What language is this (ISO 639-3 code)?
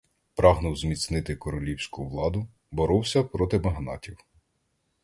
ukr